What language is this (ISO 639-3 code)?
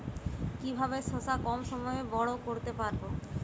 ben